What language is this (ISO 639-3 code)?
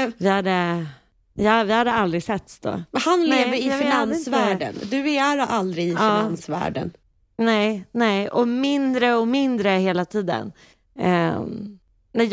swe